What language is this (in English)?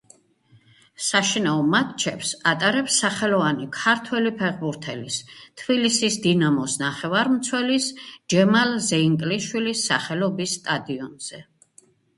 Georgian